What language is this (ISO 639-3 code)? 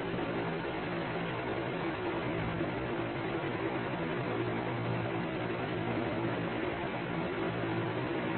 guj